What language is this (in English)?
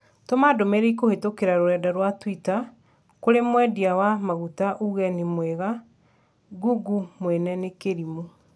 Kikuyu